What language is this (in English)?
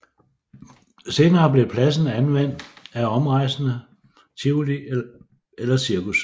Danish